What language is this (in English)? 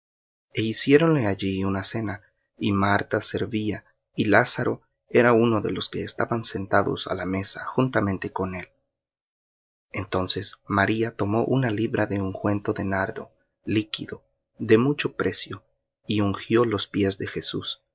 Spanish